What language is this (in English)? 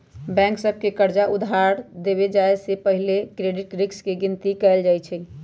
Magahi